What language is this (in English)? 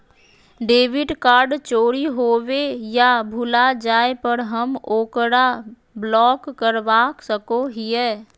Magahi